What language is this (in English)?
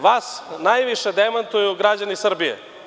Serbian